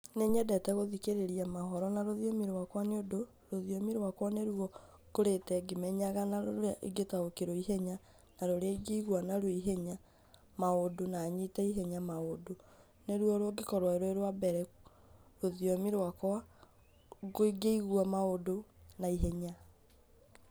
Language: Kikuyu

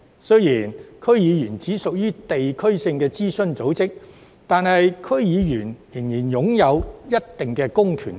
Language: Cantonese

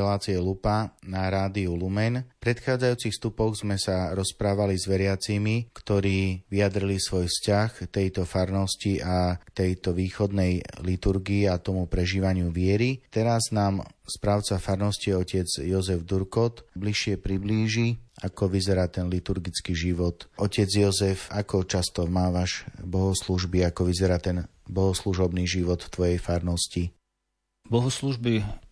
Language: Slovak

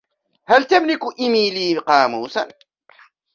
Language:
Arabic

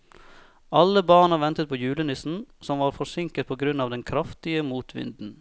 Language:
Norwegian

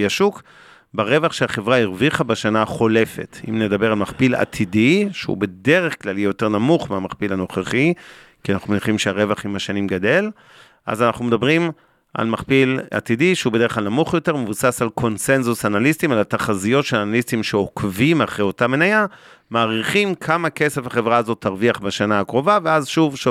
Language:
Hebrew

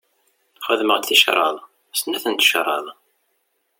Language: Kabyle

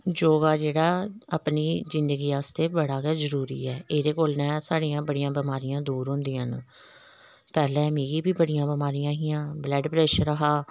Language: Dogri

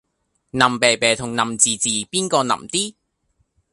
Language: Cantonese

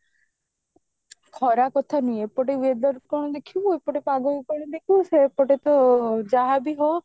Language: Odia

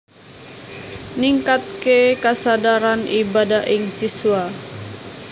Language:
Javanese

